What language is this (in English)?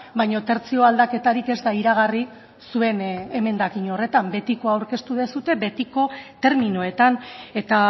Basque